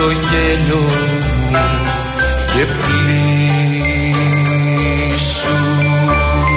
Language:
Greek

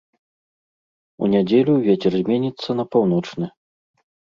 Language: Belarusian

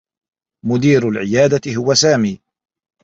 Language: Arabic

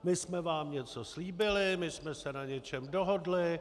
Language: Czech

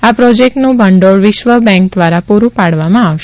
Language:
Gujarati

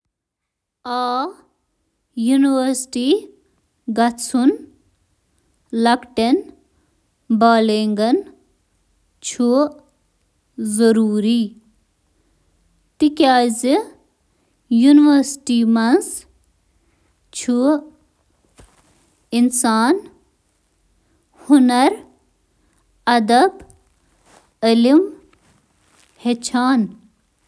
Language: Kashmiri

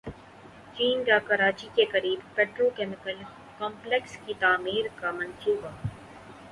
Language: Urdu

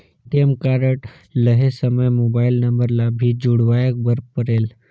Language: Chhattisgarhi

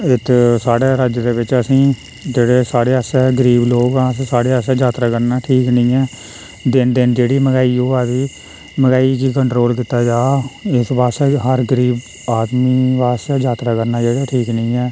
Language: Dogri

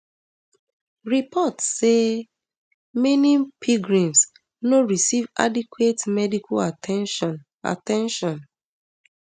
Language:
Nigerian Pidgin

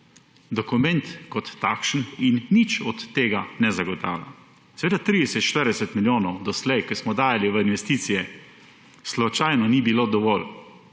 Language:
Slovenian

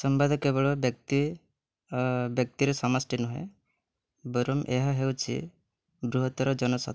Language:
Odia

